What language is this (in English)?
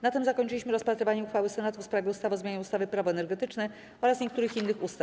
Polish